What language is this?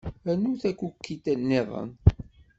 Kabyle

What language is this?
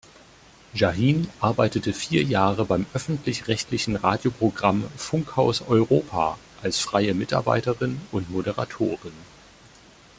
German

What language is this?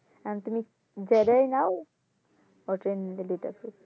Bangla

